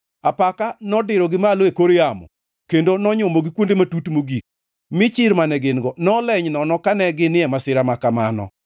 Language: Luo (Kenya and Tanzania)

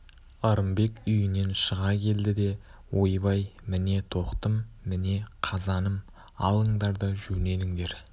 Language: Kazakh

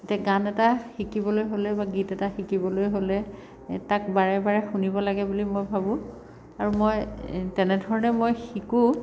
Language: Assamese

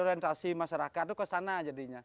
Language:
Indonesian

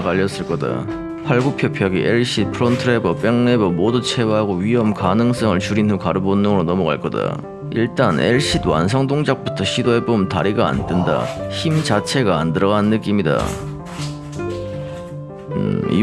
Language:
Korean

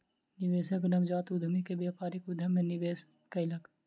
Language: Maithili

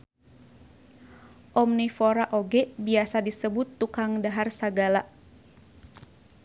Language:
Sundanese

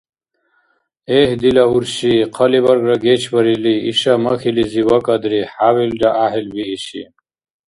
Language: Dargwa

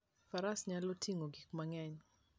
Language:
Luo (Kenya and Tanzania)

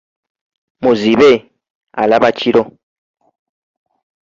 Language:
Ganda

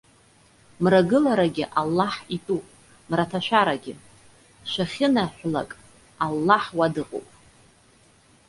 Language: Abkhazian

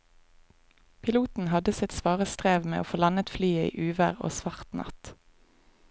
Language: Norwegian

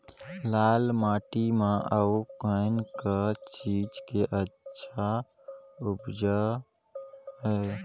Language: Chhattisgarhi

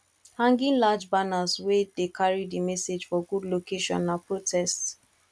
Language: Nigerian Pidgin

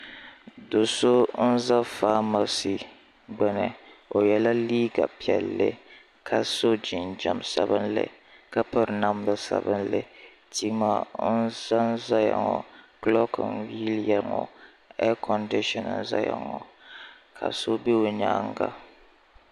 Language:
Dagbani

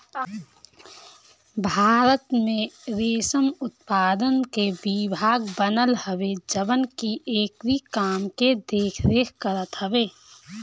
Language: Bhojpuri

